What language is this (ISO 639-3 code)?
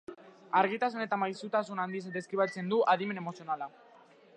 eus